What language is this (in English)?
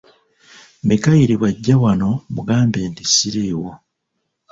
Ganda